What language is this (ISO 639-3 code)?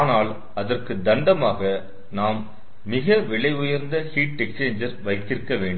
tam